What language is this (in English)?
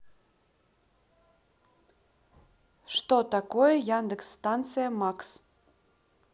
Russian